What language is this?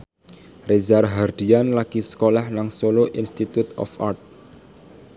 Javanese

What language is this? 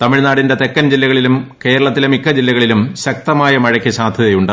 Malayalam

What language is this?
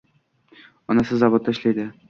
Uzbek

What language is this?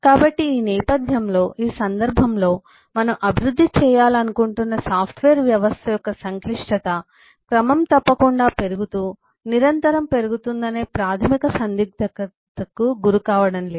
Telugu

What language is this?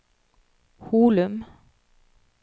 Norwegian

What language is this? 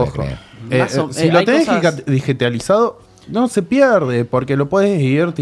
Spanish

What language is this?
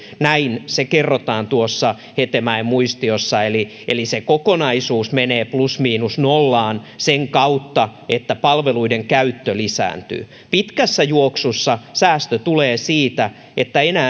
Finnish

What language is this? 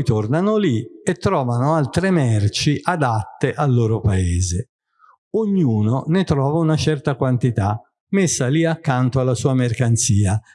Italian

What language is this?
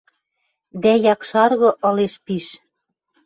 Western Mari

